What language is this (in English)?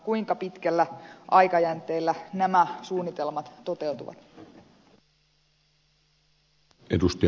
Finnish